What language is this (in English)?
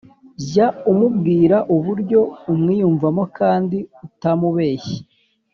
Kinyarwanda